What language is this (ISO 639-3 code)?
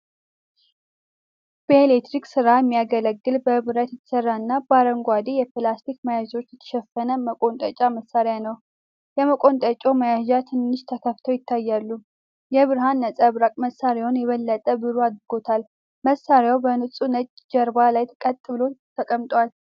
amh